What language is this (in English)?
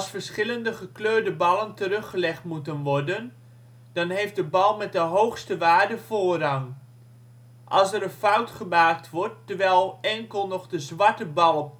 Dutch